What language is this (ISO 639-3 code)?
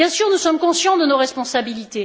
fra